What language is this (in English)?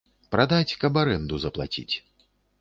Belarusian